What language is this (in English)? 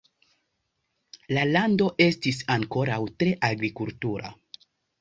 Esperanto